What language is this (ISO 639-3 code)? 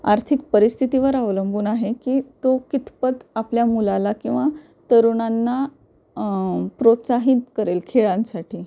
mar